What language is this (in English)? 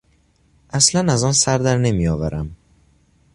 Persian